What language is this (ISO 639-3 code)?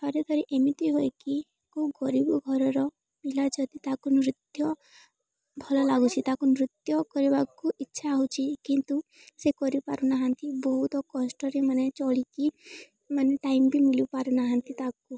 ori